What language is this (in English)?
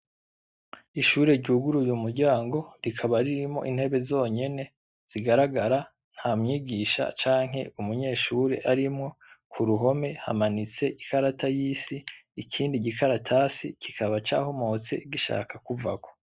Rundi